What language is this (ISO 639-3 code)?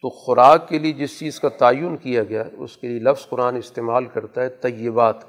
urd